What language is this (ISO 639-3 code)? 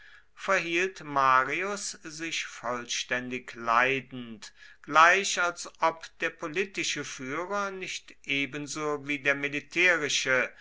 deu